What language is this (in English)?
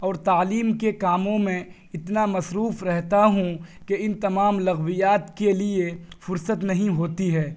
Urdu